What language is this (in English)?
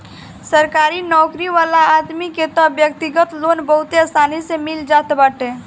Bhojpuri